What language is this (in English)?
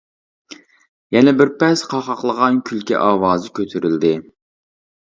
Uyghur